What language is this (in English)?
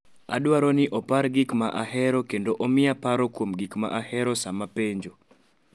Luo (Kenya and Tanzania)